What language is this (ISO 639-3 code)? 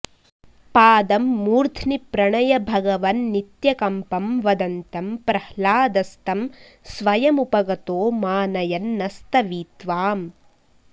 san